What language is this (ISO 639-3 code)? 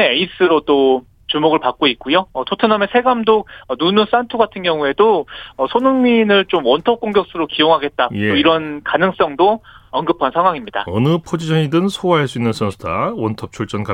kor